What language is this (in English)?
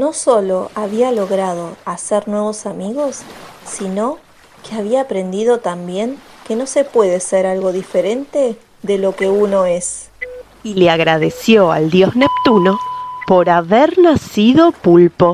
Spanish